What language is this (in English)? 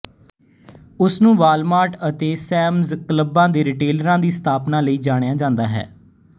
Punjabi